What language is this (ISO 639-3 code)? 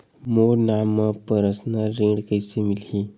hne